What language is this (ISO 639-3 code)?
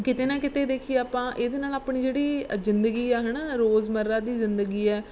pan